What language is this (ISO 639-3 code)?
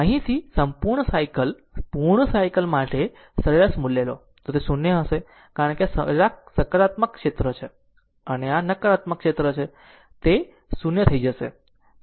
guj